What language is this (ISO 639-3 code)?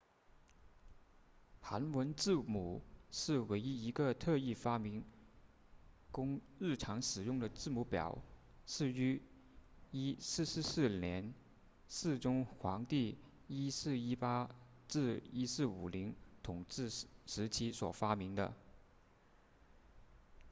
zho